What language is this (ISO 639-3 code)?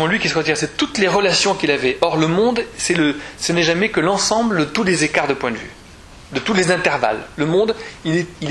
fra